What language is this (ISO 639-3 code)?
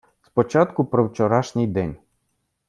ukr